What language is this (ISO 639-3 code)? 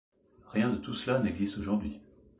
fra